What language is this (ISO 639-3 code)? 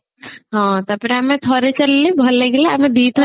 ori